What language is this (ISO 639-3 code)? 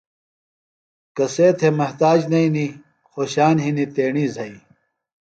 phl